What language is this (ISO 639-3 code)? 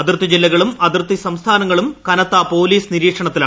mal